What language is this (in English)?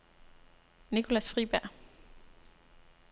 Danish